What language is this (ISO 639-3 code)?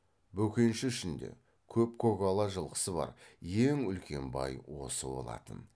kaz